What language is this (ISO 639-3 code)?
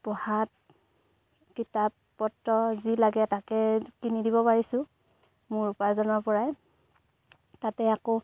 asm